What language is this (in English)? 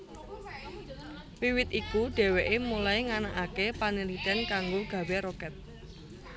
Javanese